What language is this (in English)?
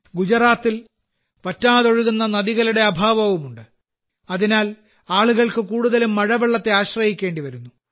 Malayalam